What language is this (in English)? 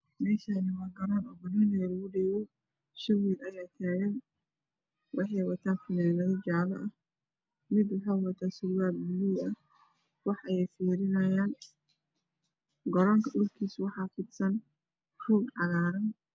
Somali